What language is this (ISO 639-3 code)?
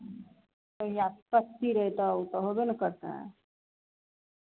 mai